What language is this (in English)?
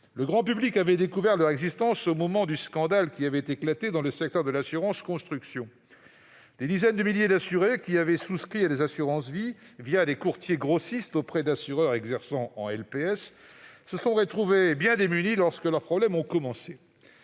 French